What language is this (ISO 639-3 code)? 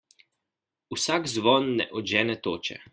slv